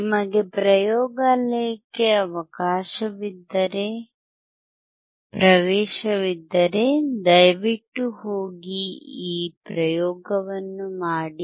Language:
Kannada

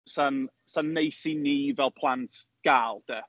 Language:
Welsh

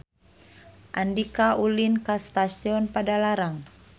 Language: Sundanese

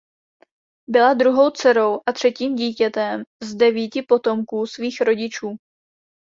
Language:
Czech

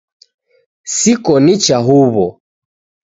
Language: Taita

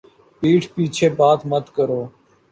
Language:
Urdu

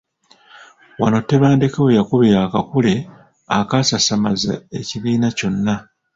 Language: Ganda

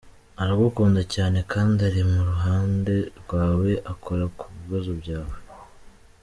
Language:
Kinyarwanda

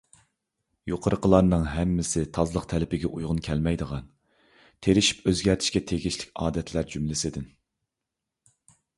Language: Uyghur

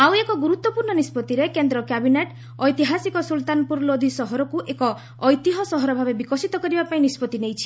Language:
Odia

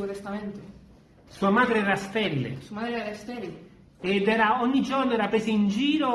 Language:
Italian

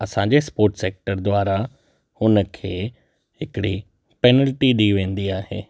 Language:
Sindhi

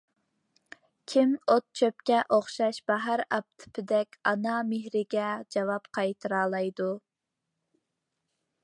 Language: Uyghur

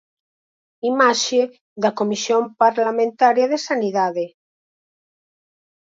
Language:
Galician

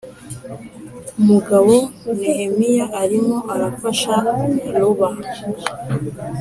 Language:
Kinyarwanda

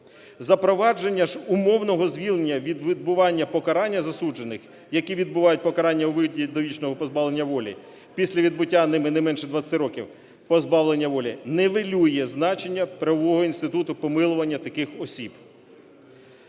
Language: Ukrainian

